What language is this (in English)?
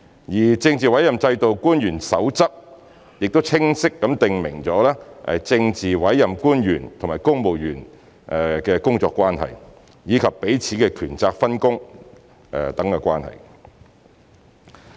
Cantonese